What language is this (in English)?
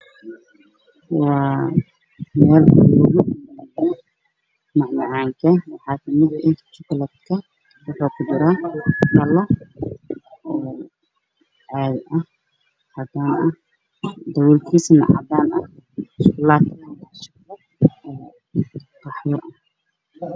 Somali